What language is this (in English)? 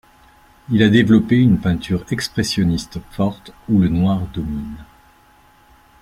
French